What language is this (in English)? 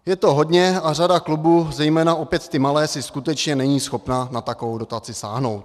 Czech